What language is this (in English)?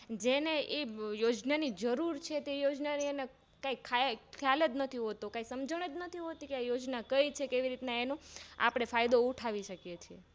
Gujarati